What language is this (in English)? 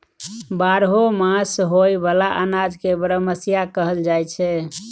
Maithili